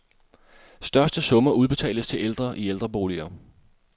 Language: Danish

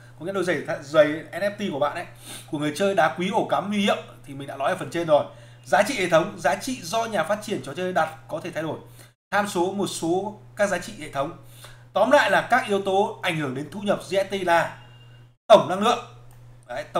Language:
Vietnamese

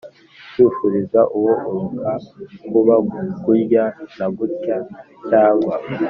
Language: Kinyarwanda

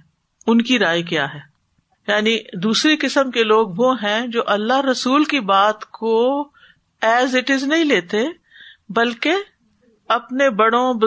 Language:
Urdu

